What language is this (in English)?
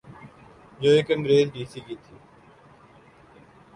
Urdu